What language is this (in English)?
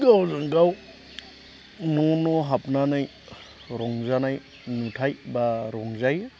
Bodo